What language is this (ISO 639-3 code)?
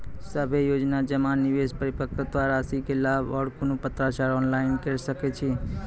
mai